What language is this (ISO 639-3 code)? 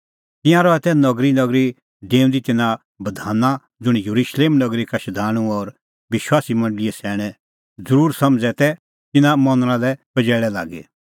kfx